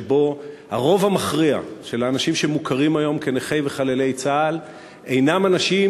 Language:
Hebrew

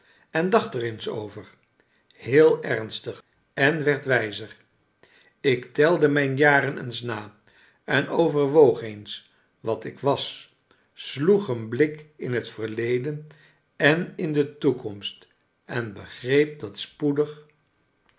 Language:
Dutch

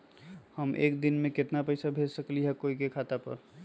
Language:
Magahi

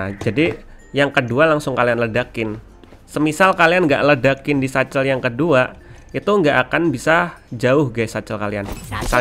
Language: Indonesian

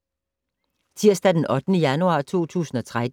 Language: Danish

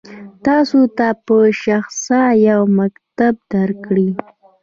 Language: Pashto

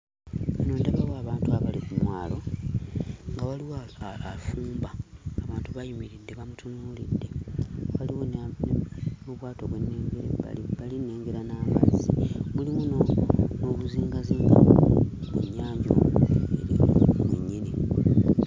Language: Ganda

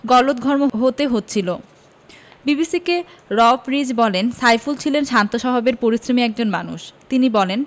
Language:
Bangla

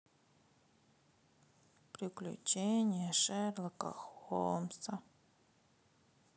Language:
Russian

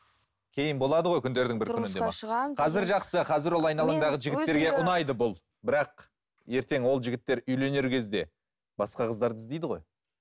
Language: Kazakh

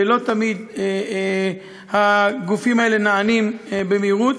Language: Hebrew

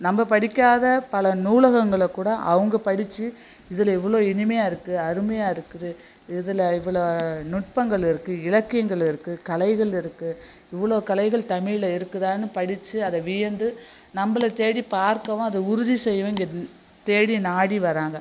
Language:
Tamil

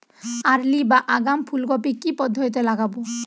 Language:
Bangla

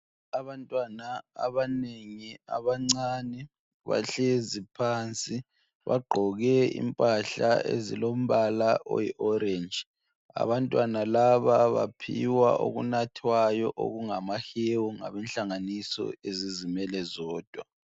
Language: North Ndebele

